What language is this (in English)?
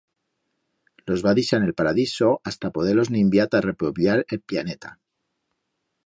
Aragonese